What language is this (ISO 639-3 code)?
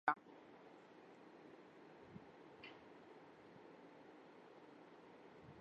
urd